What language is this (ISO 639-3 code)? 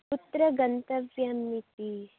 san